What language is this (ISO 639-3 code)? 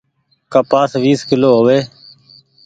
gig